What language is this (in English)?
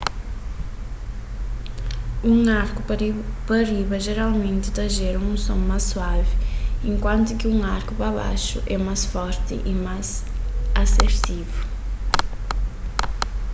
Kabuverdianu